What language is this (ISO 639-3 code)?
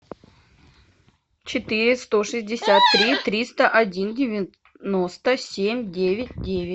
rus